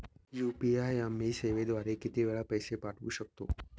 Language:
Marathi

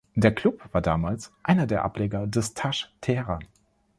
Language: German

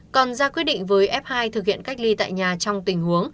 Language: Vietnamese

